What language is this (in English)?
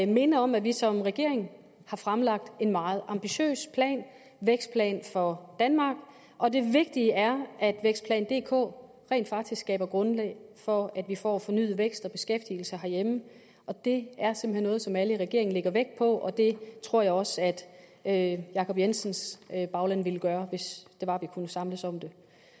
Danish